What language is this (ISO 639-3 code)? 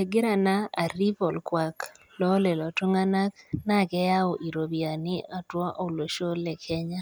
mas